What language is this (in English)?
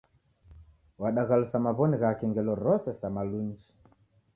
Taita